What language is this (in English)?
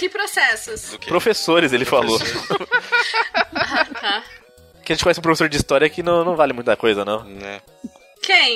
Portuguese